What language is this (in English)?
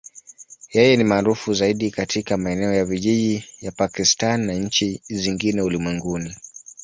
Swahili